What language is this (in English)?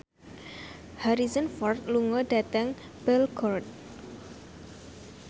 Javanese